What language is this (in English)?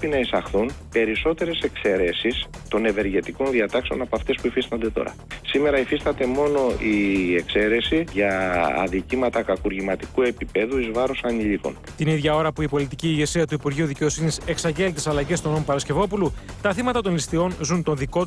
Greek